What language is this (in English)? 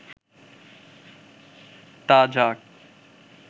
Bangla